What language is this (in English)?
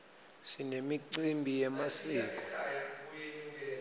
Swati